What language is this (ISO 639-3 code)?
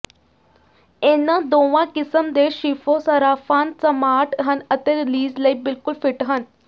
pan